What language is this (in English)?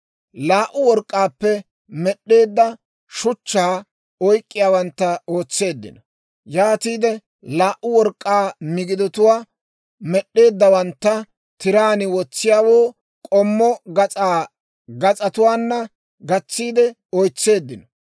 Dawro